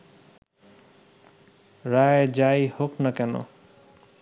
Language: Bangla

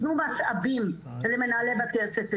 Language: Hebrew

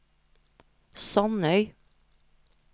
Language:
Norwegian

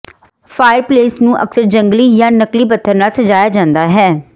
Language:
Punjabi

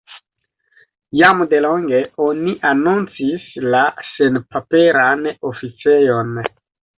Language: Esperanto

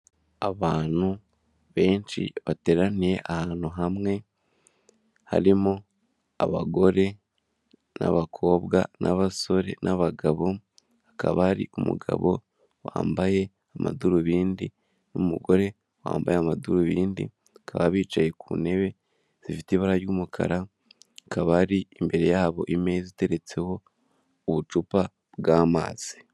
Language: Kinyarwanda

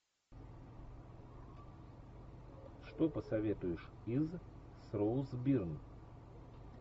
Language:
Russian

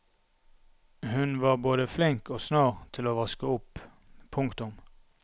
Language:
Norwegian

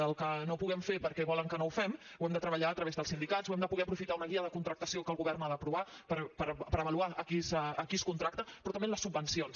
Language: Catalan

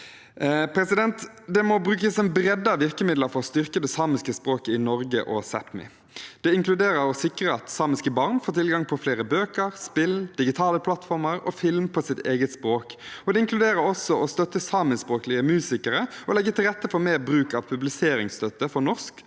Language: Norwegian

